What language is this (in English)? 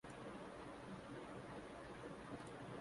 Urdu